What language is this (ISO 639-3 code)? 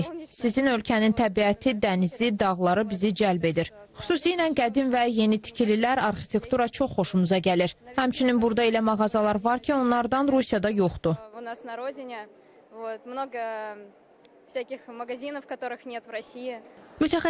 tur